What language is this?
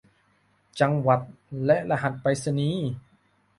Thai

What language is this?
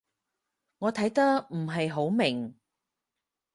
Cantonese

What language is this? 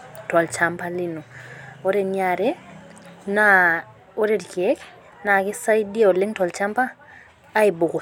Masai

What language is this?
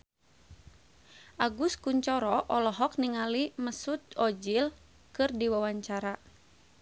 Sundanese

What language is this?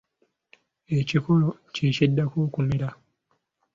Ganda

